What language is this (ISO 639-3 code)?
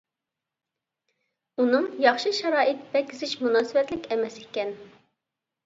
uig